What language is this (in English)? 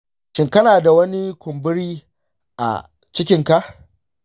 Hausa